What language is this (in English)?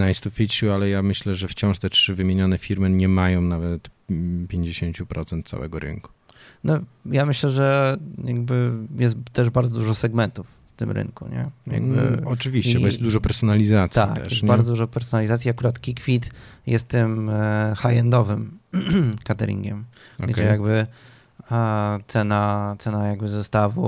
Polish